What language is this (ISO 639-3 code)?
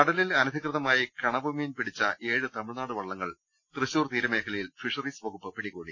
mal